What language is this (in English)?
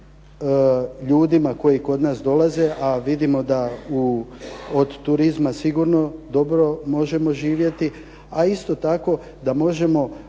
Croatian